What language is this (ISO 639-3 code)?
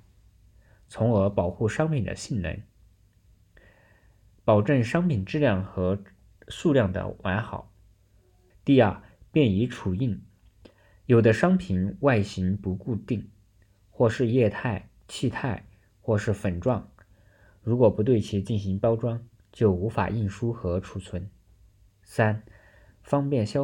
zho